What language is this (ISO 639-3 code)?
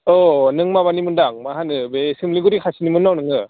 brx